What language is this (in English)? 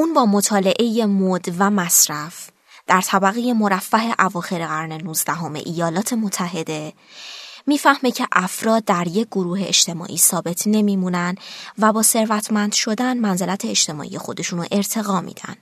Persian